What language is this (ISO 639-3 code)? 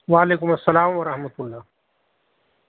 urd